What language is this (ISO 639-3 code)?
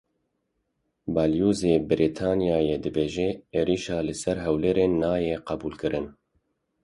kur